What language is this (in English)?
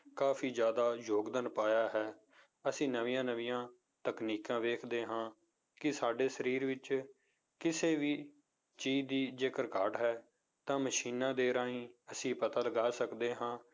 Punjabi